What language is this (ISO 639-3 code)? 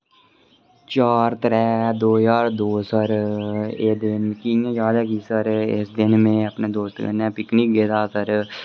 doi